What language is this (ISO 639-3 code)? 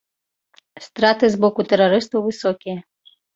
bel